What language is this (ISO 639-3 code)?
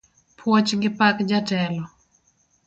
luo